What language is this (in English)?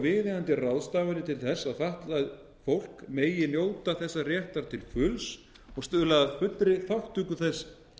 Icelandic